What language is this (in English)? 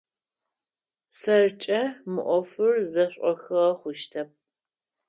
Adyghe